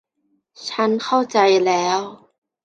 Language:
Thai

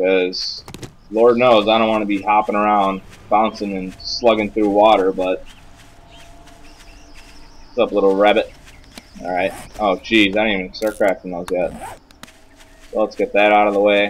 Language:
English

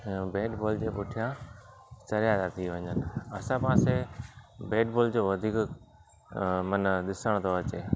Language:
Sindhi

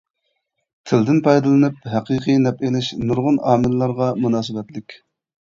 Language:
Uyghur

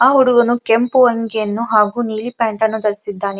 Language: Kannada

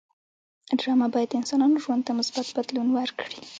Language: Pashto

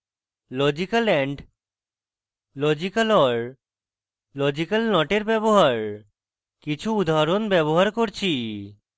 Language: Bangla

